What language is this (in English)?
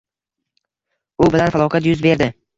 Uzbek